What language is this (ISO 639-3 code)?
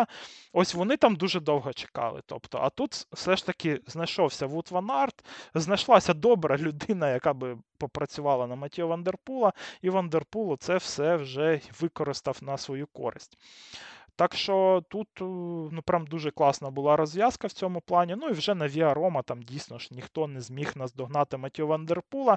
ukr